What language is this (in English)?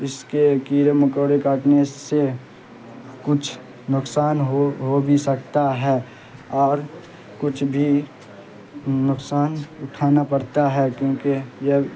Urdu